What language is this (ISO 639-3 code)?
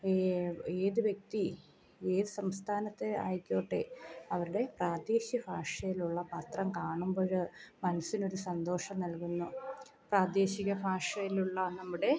mal